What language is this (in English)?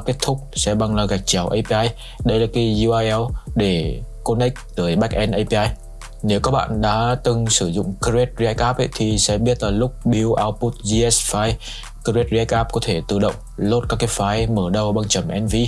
Vietnamese